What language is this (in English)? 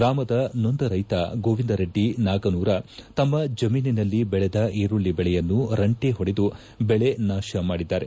Kannada